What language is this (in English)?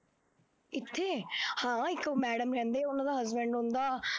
Punjabi